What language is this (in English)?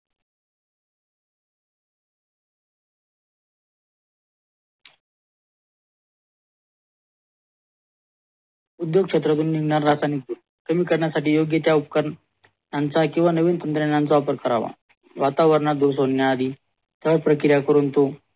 Marathi